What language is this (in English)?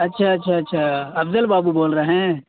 Urdu